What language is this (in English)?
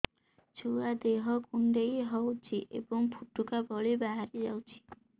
Odia